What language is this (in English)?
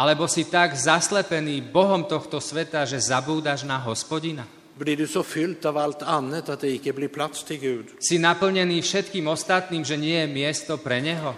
Slovak